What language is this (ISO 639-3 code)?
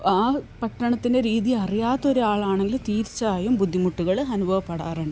mal